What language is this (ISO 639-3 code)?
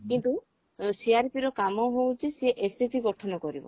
ori